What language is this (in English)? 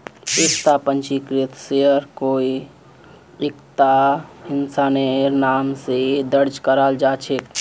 Magahi